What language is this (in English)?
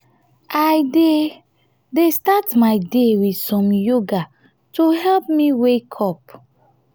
Nigerian Pidgin